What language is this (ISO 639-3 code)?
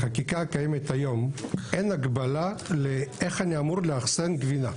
heb